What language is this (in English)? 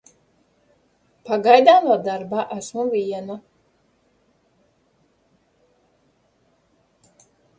Latvian